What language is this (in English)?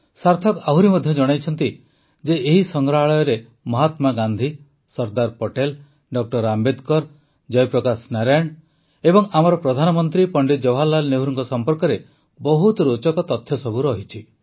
Odia